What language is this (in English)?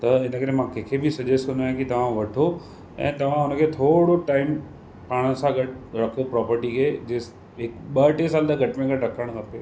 Sindhi